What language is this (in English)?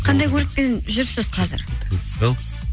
Kazakh